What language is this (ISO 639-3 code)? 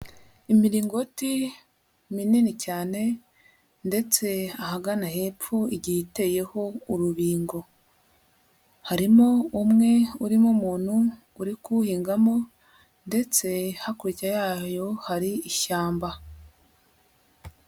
kin